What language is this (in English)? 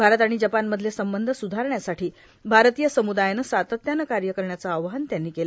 Marathi